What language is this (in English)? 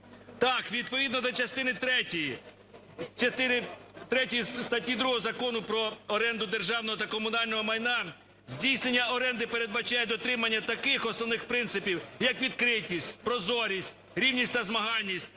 Ukrainian